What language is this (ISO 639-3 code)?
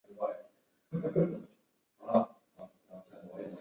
zho